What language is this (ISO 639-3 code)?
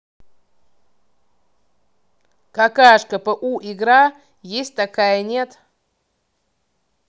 rus